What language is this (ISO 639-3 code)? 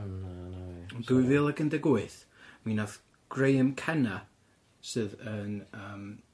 cym